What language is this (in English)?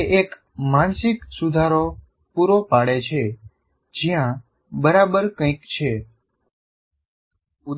Gujarati